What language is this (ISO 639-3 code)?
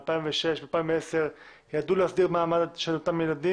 heb